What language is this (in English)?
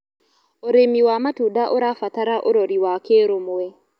Kikuyu